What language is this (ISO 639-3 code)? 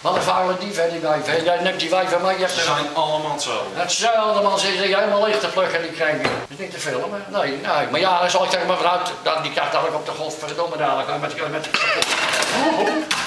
nld